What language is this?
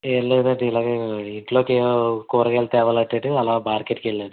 Telugu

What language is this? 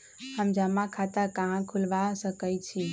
Magahi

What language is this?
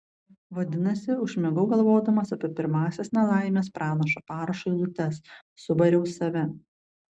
Lithuanian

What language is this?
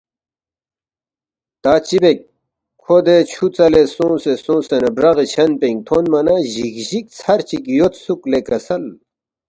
Balti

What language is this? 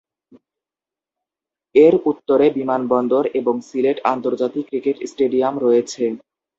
Bangla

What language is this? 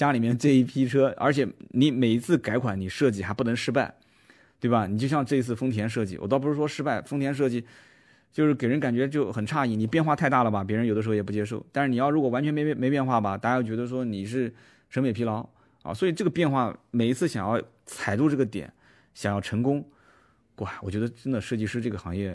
Chinese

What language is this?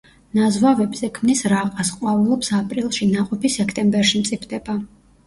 Georgian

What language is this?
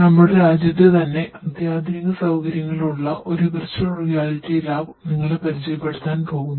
Malayalam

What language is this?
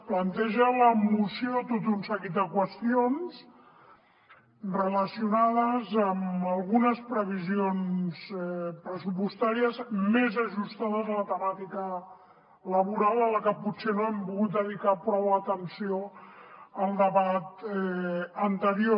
Catalan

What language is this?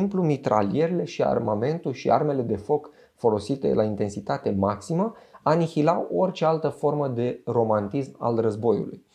Romanian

